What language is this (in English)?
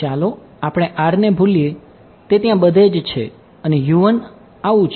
Gujarati